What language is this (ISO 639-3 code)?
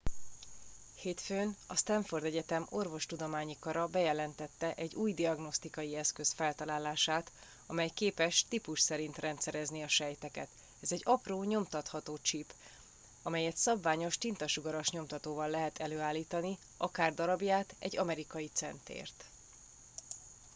hun